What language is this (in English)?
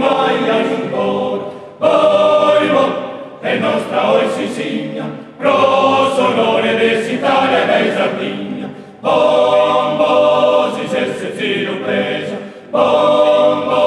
Czech